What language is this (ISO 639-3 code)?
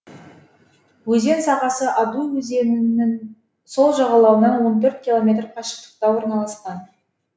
kaz